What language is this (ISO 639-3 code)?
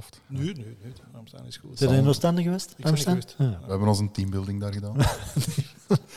nld